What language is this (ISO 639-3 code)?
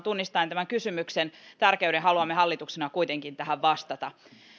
fin